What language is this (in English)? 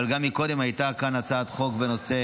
Hebrew